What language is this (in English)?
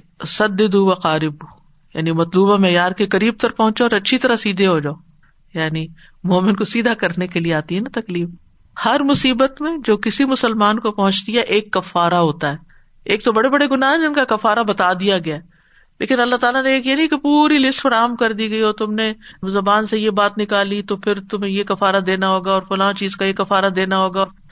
Urdu